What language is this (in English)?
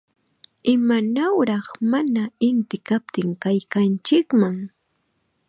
Chiquián Ancash Quechua